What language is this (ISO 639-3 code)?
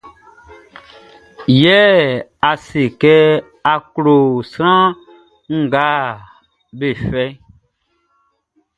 bci